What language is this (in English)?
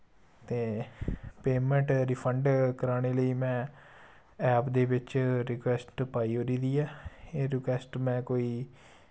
Dogri